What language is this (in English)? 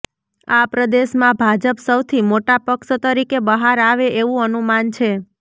Gujarati